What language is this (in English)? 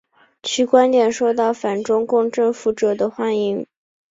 Chinese